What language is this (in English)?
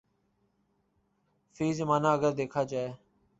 Urdu